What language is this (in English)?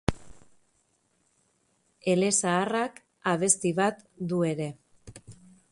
Basque